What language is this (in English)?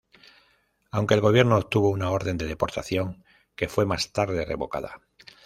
Spanish